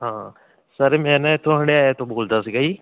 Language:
Punjabi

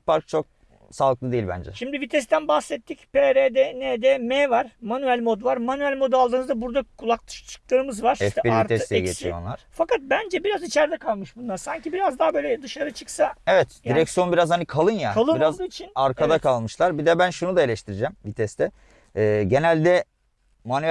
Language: Turkish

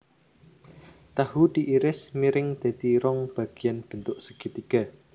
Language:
Javanese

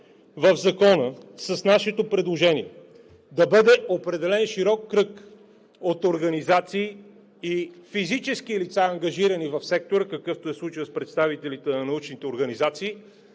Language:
Bulgarian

